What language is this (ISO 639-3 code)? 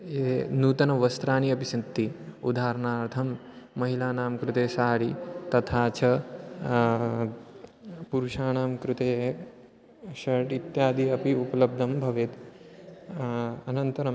san